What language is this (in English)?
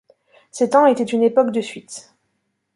French